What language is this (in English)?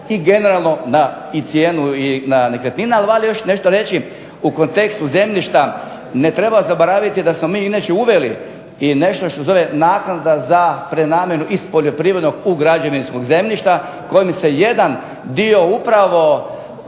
Croatian